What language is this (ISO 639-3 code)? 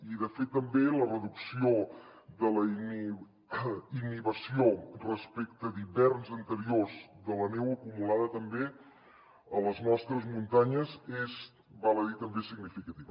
cat